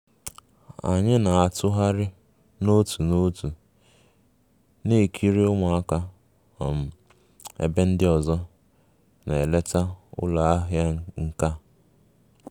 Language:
Igbo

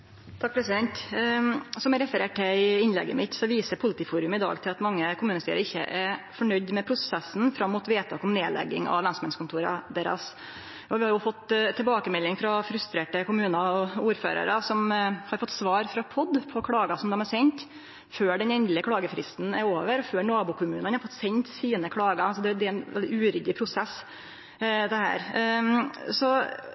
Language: Norwegian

